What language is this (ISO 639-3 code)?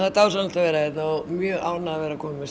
isl